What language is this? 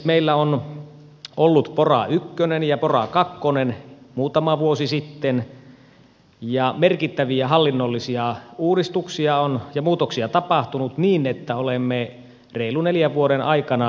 Finnish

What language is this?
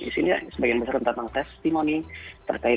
Indonesian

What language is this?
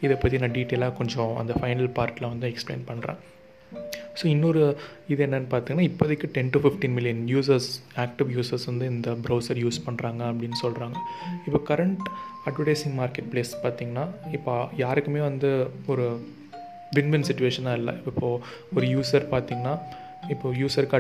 Tamil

